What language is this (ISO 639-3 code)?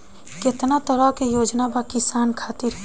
bho